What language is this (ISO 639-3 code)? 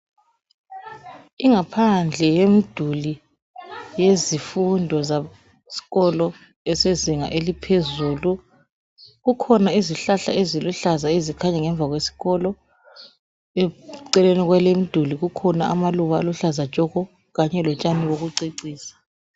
nde